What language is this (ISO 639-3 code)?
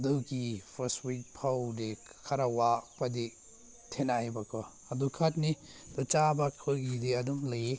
mni